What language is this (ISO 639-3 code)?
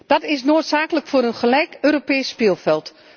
nld